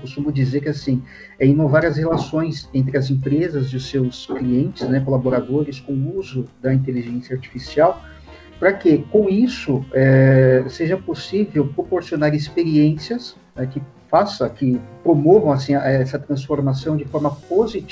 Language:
Portuguese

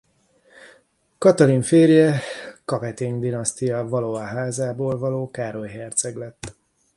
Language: Hungarian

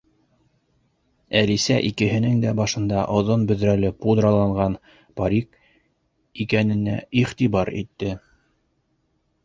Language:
Bashkir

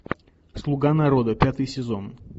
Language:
Russian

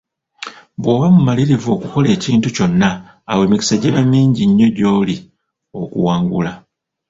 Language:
Ganda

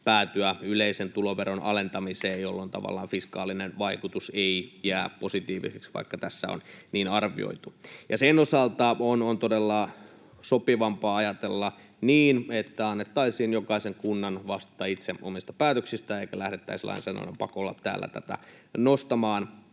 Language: Finnish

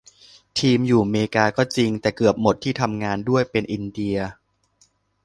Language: Thai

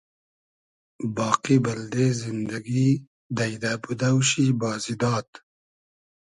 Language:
Hazaragi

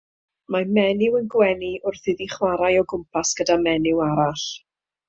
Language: Welsh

